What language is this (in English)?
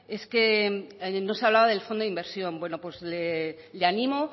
Spanish